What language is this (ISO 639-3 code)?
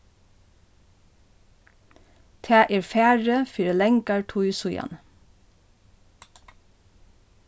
fao